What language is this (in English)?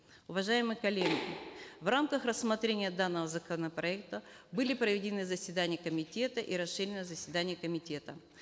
Kazakh